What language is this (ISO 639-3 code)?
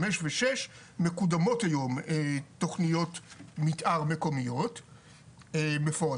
heb